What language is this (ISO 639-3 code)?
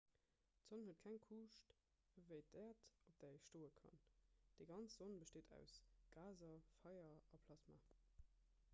ltz